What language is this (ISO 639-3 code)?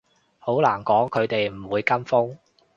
yue